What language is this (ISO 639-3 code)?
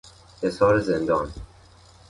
fas